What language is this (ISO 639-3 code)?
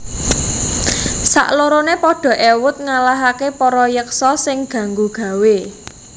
jav